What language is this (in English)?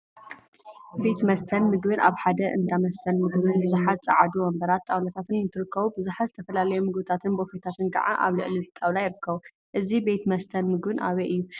Tigrinya